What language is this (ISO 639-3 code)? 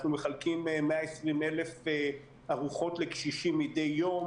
heb